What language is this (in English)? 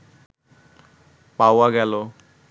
Bangla